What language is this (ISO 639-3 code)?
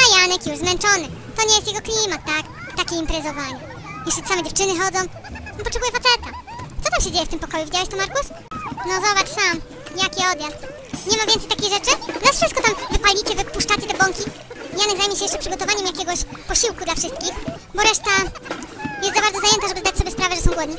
pol